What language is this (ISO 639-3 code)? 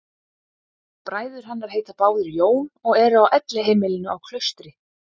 isl